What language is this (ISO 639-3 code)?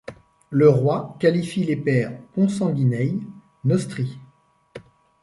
fra